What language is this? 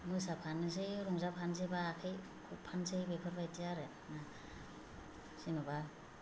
Bodo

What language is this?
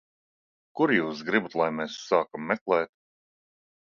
Latvian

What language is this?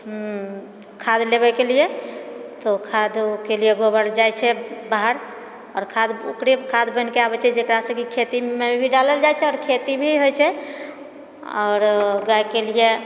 Maithili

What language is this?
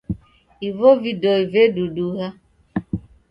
Taita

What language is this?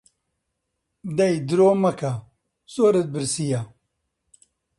Central Kurdish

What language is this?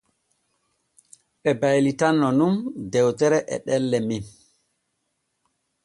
Borgu Fulfulde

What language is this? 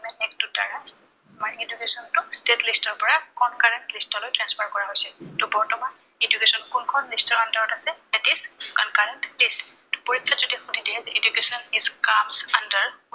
Assamese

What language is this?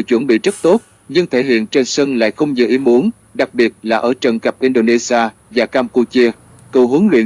Vietnamese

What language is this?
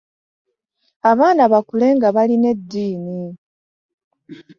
Ganda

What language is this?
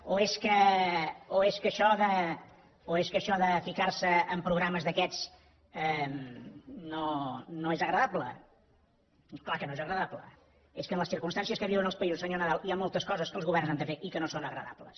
Catalan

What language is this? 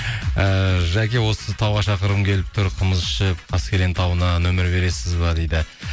Kazakh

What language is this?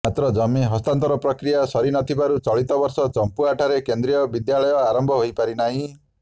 Odia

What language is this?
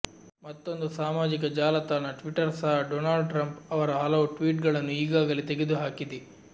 Kannada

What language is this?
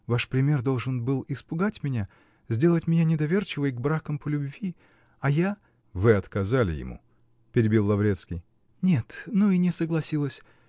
Russian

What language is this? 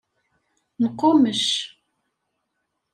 Kabyle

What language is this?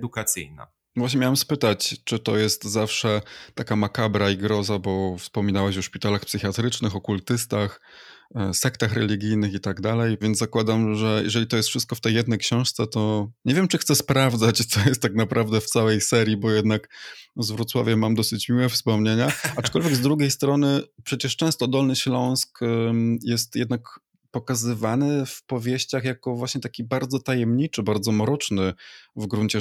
Polish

